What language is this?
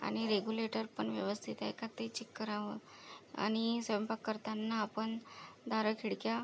Marathi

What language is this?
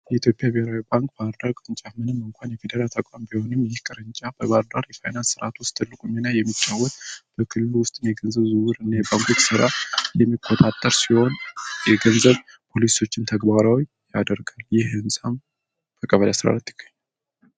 Amharic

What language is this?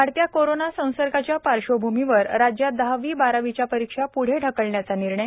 Marathi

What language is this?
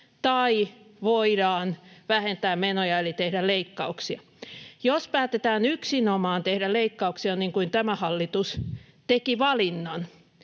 Finnish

